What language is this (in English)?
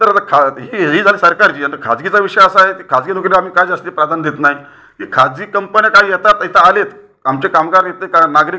Marathi